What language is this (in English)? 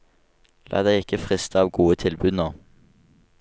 Norwegian